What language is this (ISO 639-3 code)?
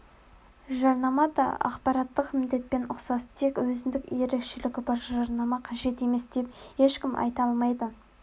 kaz